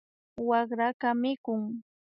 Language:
Imbabura Highland Quichua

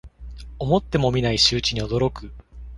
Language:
Japanese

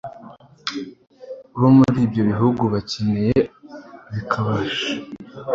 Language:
Kinyarwanda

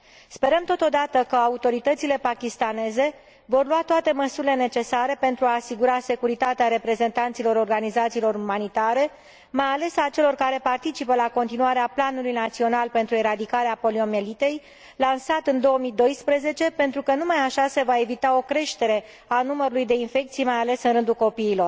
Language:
Romanian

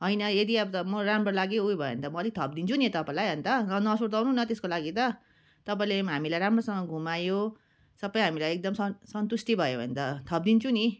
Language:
Nepali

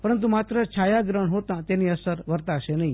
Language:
Gujarati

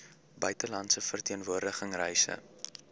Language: Afrikaans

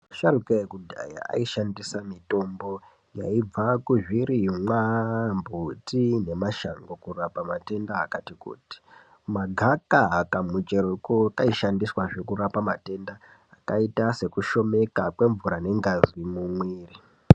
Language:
Ndau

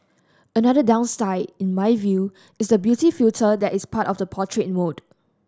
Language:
English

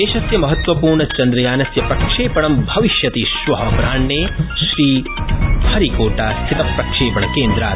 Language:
Sanskrit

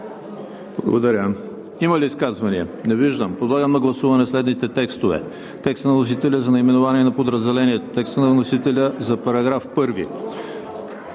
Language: Bulgarian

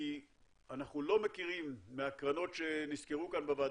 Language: Hebrew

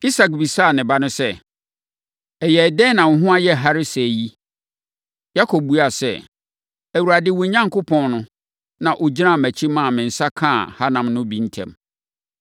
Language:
Akan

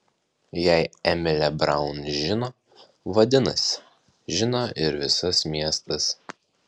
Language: Lithuanian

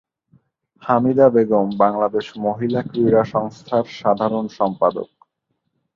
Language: Bangla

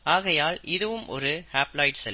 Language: Tamil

